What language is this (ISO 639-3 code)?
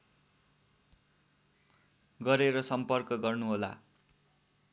nep